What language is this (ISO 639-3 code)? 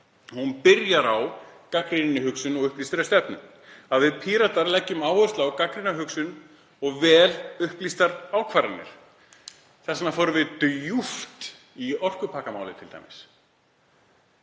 isl